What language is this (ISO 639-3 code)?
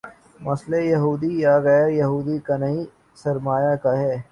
urd